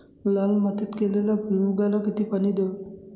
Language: Marathi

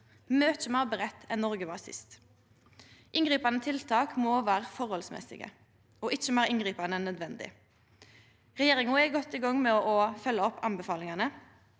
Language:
Norwegian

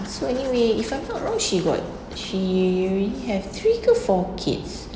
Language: English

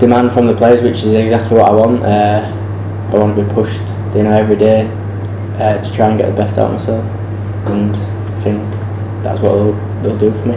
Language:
English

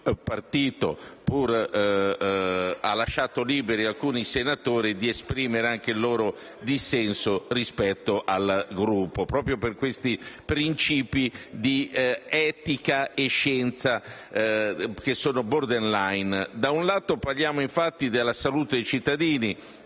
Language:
Italian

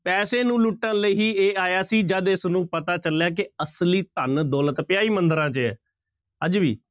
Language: Punjabi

